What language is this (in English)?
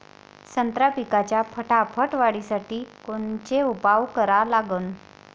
Marathi